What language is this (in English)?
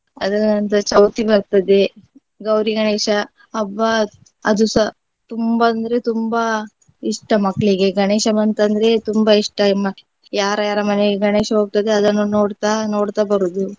Kannada